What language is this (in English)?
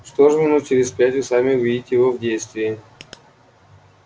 Russian